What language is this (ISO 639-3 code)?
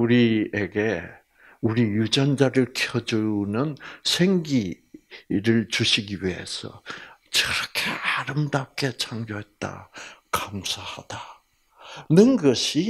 kor